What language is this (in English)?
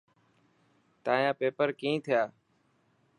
Dhatki